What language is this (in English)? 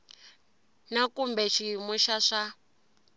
Tsonga